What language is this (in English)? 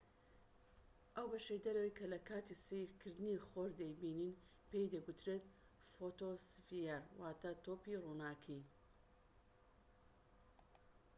Central Kurdish